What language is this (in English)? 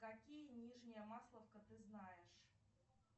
Russian